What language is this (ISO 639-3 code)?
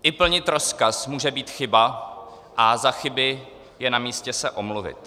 ces